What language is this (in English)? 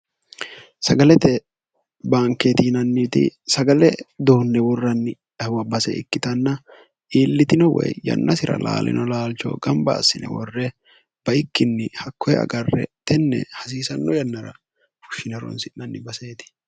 Sidamo